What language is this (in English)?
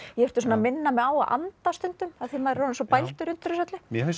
Icelandic